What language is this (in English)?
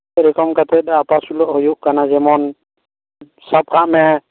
Santali